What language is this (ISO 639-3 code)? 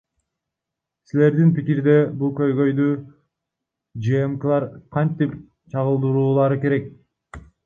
kir